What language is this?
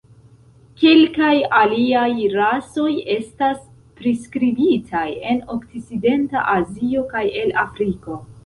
Esperanto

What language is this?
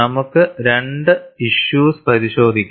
Malayalam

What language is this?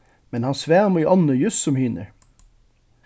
Faroese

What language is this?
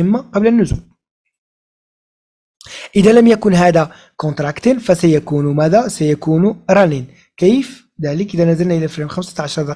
Arabic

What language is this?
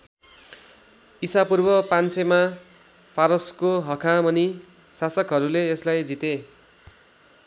Nepali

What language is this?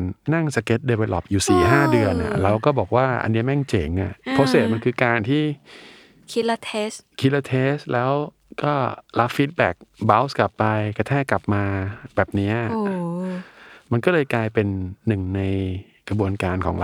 Thai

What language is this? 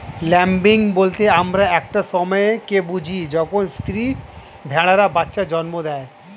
Bangla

